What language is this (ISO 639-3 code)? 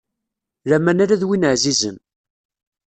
kab